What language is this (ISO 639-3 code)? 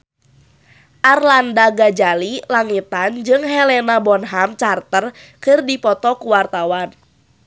sun